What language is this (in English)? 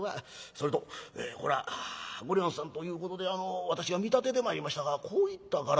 Japanese